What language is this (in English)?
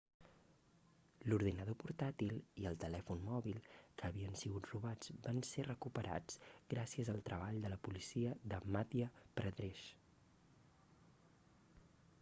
Catalan